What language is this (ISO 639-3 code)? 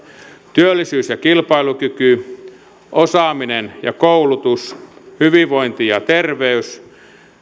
fin